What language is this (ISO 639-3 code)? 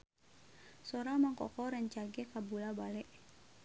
sun